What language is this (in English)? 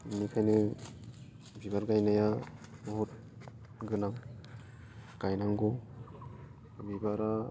Bodo